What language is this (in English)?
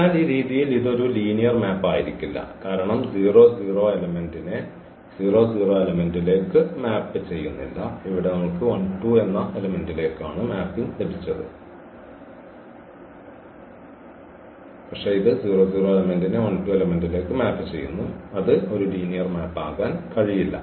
Malayalam